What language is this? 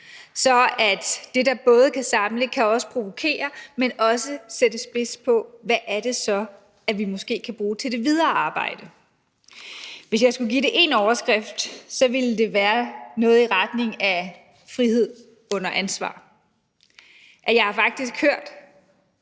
Danish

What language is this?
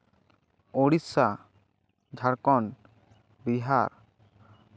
Santali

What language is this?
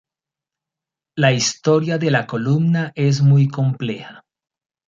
Spanish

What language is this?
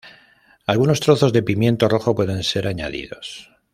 Spanish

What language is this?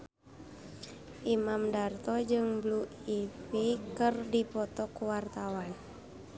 Sundanese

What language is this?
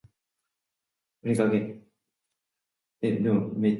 Japanese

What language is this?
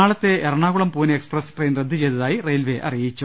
Malayalam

